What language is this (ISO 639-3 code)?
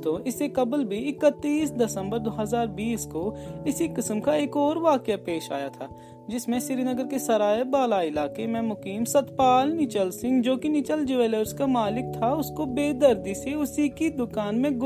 urd